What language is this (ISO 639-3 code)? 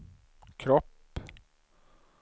swe